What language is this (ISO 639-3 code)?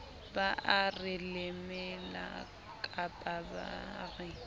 sot